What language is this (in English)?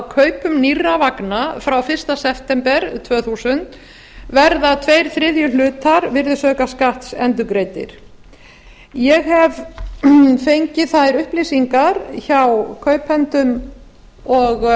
Icelandic